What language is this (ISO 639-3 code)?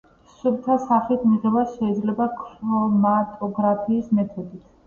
kat